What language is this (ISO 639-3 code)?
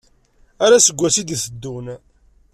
kab